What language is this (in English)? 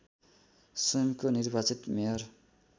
Nepali